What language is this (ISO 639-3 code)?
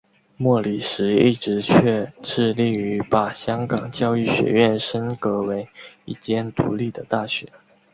zho